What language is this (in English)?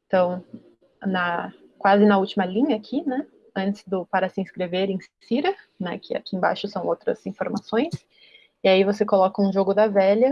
Portuguese